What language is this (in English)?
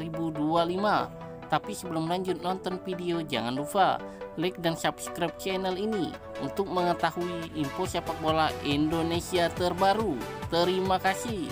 Indonesian